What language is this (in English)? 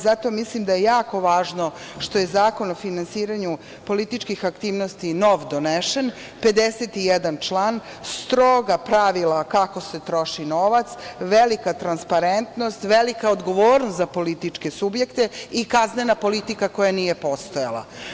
Serbian